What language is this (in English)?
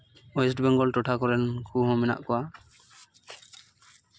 Santali